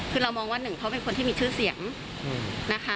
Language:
Thai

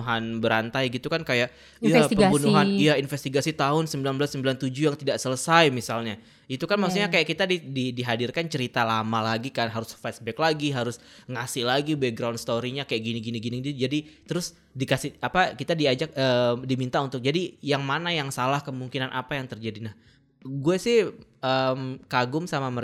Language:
Indonesian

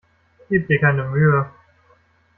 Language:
German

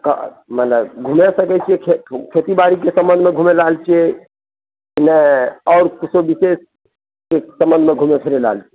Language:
Maithili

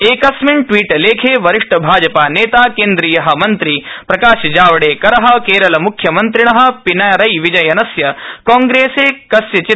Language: Sanskrit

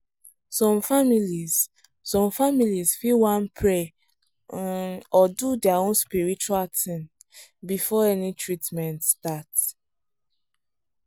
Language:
Nigerian Pidgin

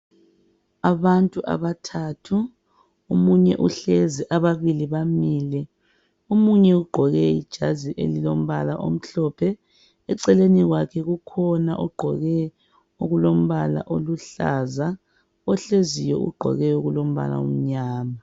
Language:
North Ndebele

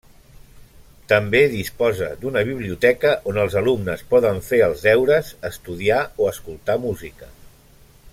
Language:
Catalan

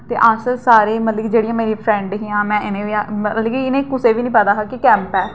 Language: Dogri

